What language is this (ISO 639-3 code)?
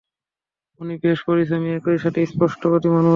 ben